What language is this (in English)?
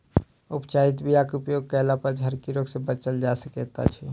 Maithili